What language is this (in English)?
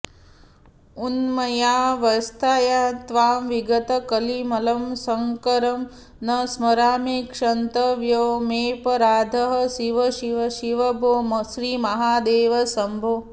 Sanskrit